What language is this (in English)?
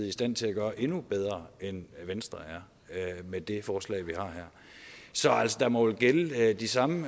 Danish